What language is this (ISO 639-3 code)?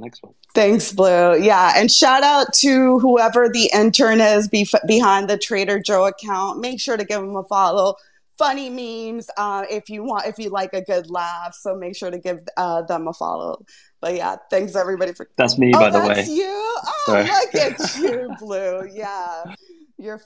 eng